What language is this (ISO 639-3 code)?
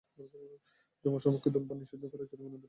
ben